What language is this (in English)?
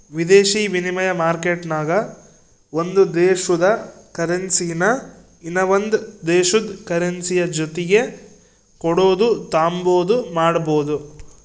Kannada